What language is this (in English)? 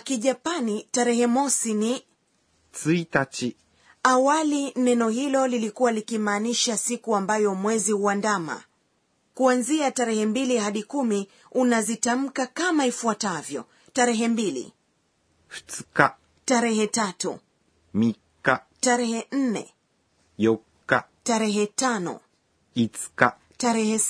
Swahili